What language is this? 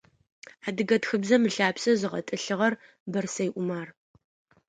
Adyghe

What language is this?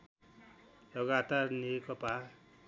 Nepali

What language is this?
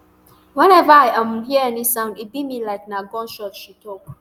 Nigerian Pidgin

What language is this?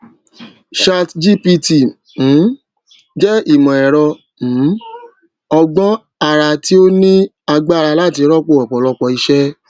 Yoruba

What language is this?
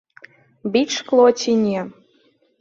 Belarusian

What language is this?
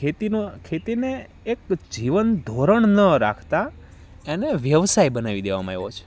Gujarati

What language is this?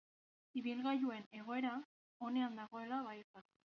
Basque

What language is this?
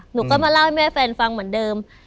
Thai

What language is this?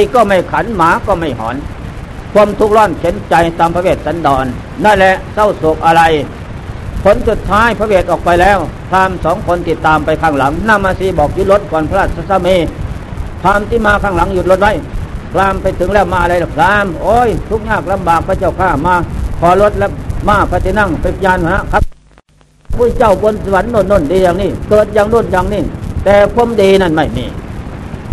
Thai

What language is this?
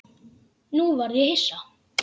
Icelandic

